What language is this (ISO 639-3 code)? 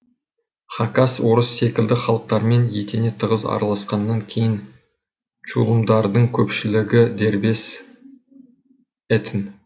kaz